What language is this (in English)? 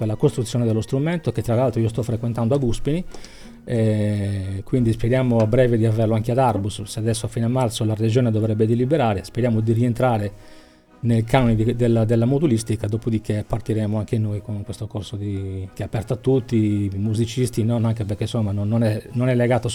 Italian